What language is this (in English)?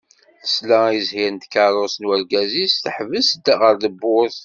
Kabyle